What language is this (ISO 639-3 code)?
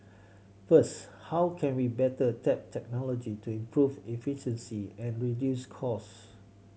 eng